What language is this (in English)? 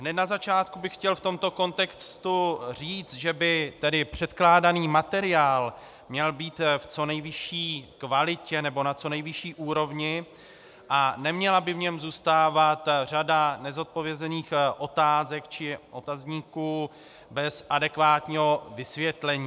Czech